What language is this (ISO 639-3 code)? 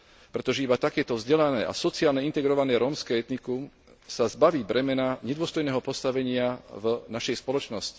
slk